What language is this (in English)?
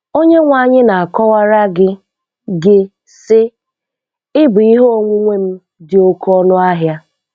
Igbo